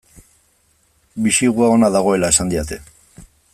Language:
Basque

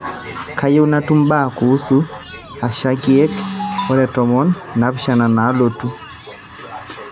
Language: Masai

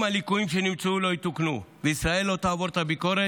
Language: Hebrew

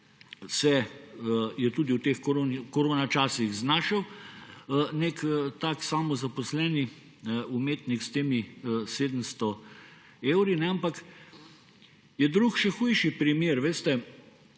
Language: Slovenian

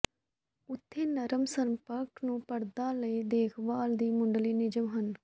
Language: Punjabi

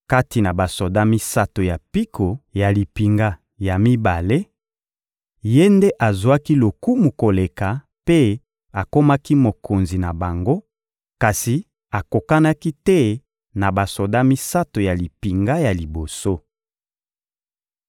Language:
Lingala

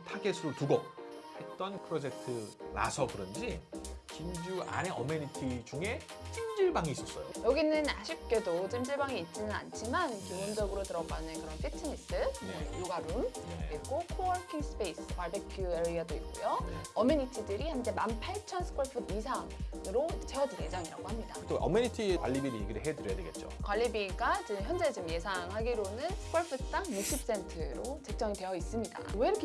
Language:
Korean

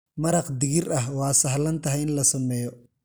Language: Somali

